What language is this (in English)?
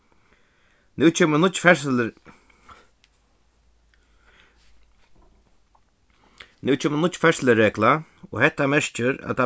Faroese